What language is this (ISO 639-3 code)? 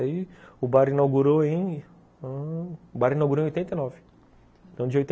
por